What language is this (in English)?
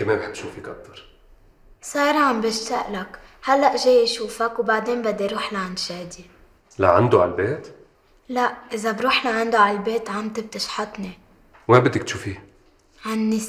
Arabic